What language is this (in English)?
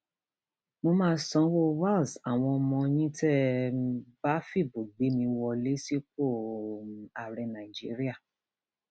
Yoruba